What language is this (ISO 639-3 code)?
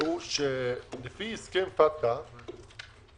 heb